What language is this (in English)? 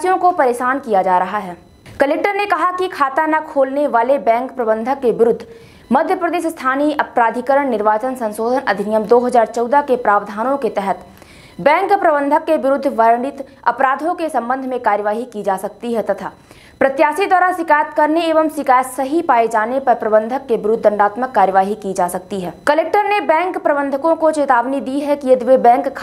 Hindi